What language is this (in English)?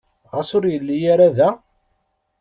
Kabyle